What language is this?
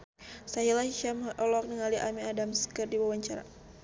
Sundanese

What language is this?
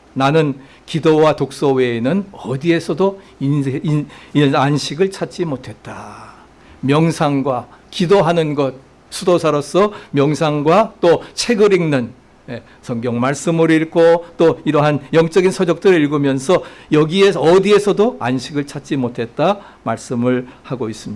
Korean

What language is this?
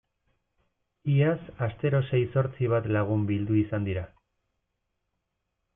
Basque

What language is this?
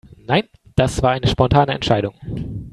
German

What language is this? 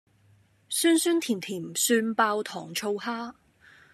Cantonese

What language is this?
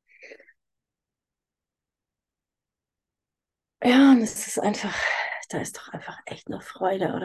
German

